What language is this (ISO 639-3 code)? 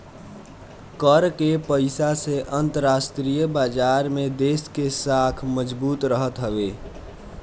bho